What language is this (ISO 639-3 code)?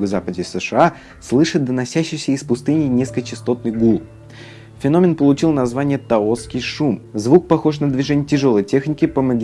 rus